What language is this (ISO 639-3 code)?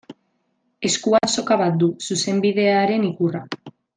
eus